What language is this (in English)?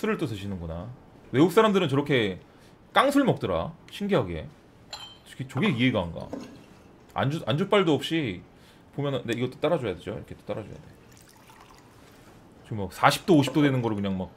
Korean